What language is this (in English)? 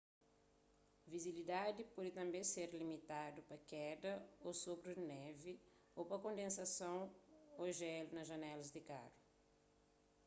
Kabuverdianu